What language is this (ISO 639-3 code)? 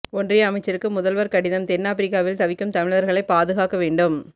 tam